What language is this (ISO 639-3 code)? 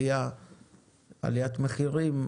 heb